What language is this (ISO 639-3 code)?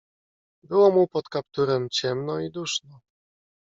pol